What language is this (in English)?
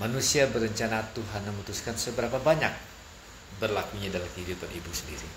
Indonesian